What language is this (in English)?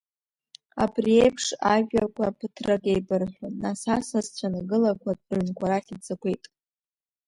Abkhazian